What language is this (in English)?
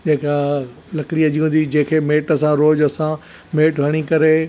Sindhi